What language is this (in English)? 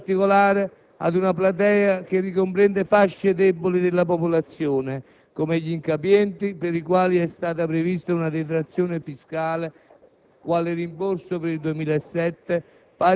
Italian